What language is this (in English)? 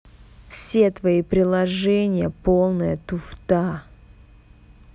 Russian